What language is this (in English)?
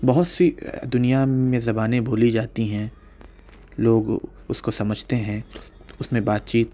Urdu